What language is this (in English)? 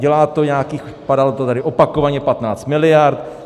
Czech